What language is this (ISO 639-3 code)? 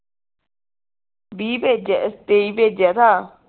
pan